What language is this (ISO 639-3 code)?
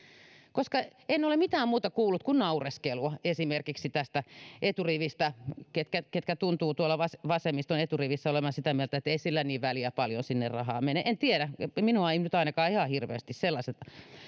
fin